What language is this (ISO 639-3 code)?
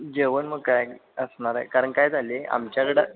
mar